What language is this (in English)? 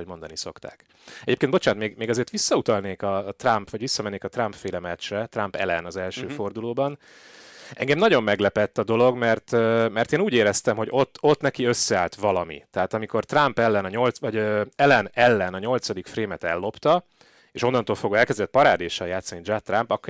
Hungarian